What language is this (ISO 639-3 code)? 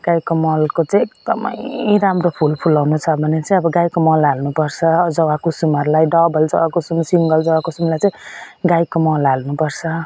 nep